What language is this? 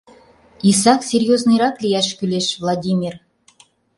Mari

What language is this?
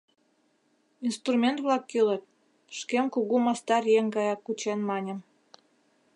Mari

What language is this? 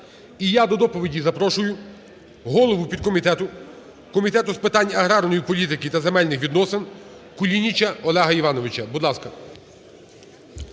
Ukrainian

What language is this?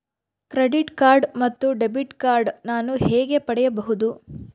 Kannada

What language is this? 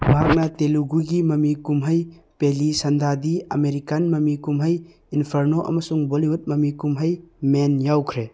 Manipuri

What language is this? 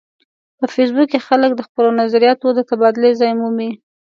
Pashto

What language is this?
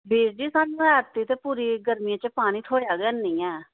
Dogri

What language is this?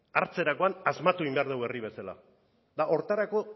Basque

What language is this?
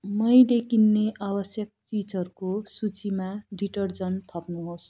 Nepali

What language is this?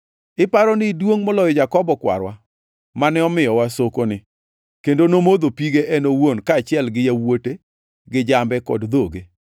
Luo (Kenya and Tanzania)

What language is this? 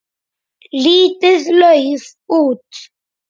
Icelandic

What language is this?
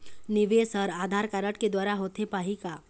Chhattisgarhi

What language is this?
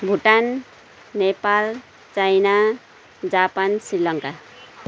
Nepali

